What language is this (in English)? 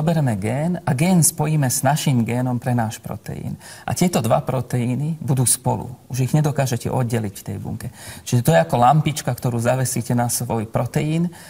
Slovak